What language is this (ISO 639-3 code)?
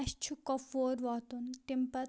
kas